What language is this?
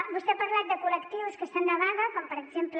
Catalan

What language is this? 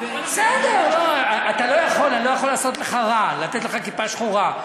Hebrew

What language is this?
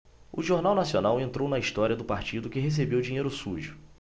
Portuguese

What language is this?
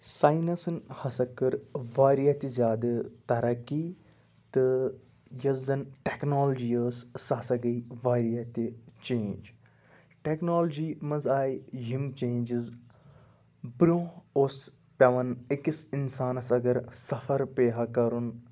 Kashmiri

